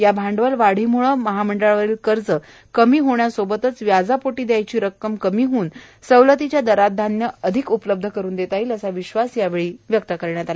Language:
Marathi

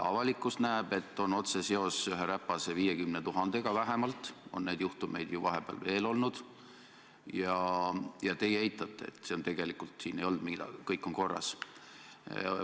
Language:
Estonian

